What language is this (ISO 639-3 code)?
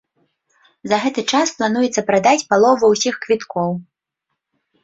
bel